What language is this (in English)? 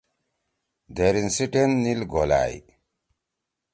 Torwali